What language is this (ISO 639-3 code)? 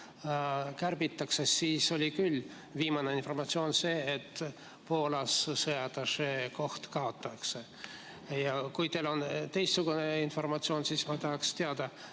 est